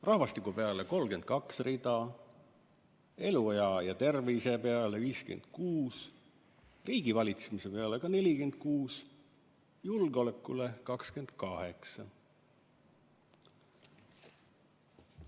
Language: Estonian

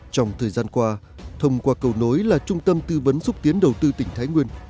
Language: Vietnamese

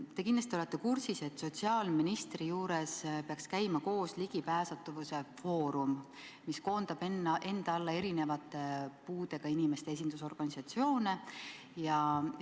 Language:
Estonian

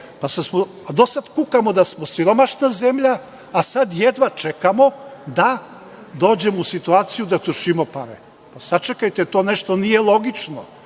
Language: Serbian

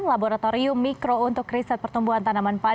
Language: Indonesian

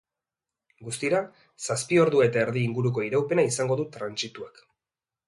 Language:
Basque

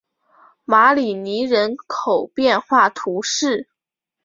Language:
Chinese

